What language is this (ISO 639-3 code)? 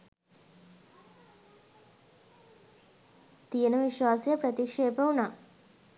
sin